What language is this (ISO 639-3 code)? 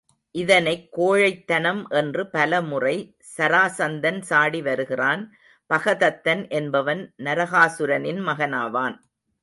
tam